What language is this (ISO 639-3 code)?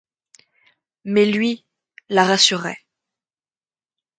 fra